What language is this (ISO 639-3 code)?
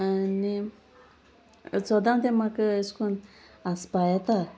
kok